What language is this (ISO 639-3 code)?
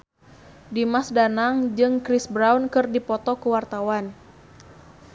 sun